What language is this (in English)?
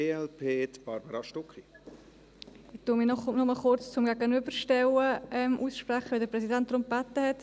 Swiss German